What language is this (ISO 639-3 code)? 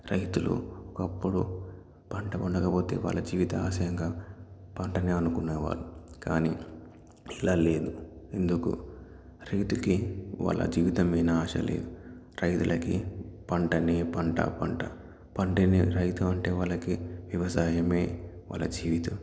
tel